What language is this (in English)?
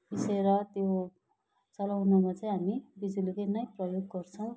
Nepali